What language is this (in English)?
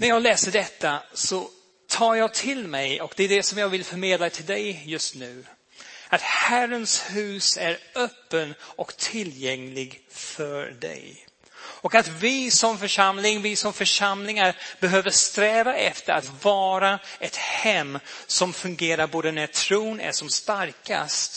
Swedish